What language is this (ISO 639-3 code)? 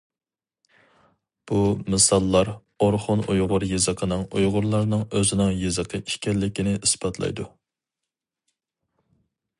uig